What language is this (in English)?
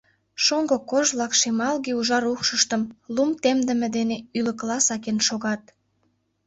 Mari